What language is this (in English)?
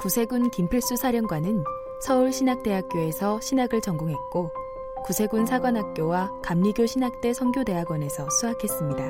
Korean